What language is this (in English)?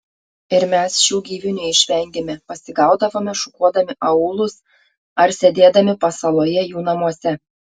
Lithuanian